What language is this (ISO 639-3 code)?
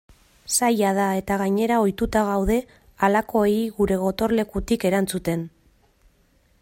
eus